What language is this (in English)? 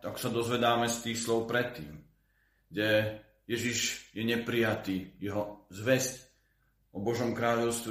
Slovak